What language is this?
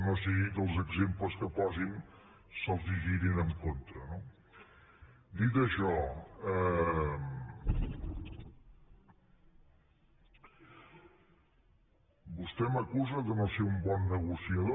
Catalan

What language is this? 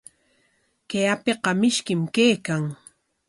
Corongo Ancash Quechua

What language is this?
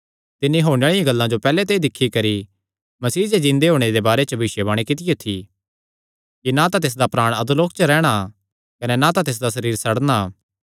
Kangri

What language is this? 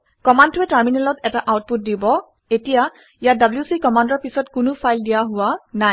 Assamese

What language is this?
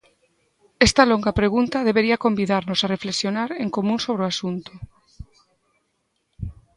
Galician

